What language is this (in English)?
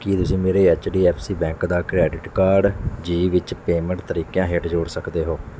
Punjabi